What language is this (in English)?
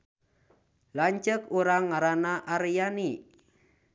Sundanese